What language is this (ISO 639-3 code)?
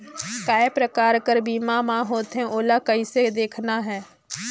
hne